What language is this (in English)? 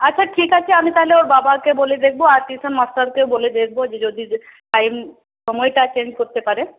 Bangla